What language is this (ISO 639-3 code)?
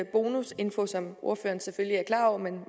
dan